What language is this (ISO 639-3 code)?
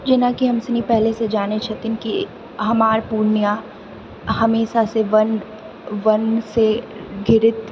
mai